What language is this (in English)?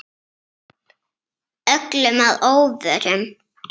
Icelandic